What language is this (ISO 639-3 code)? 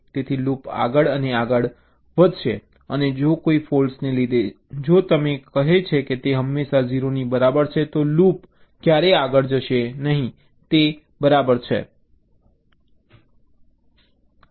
guj